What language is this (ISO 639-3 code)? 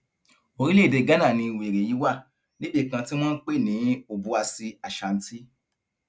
yor